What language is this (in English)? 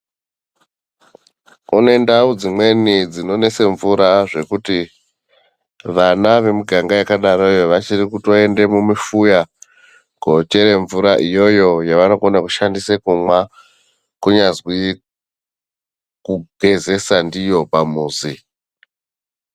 Ndau